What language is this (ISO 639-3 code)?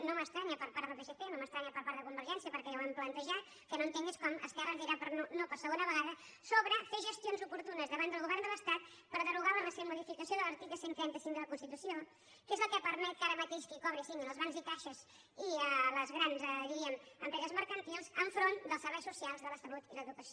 cat